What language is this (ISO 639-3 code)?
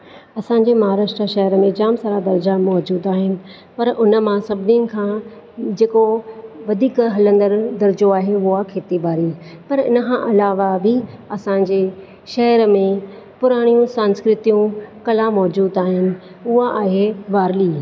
snd